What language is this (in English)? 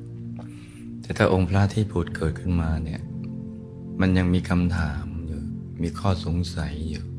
Thai